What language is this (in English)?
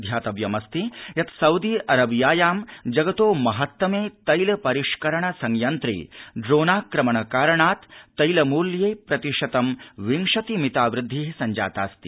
Sanskrit